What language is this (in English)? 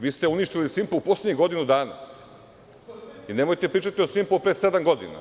Serbian